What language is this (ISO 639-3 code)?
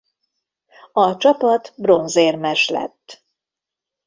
hun